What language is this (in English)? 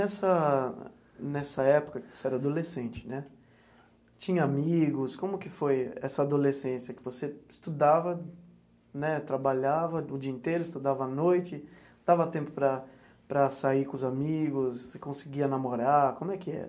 Portuguese